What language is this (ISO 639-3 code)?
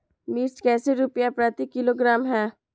mag